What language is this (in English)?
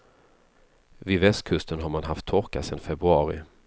Swedish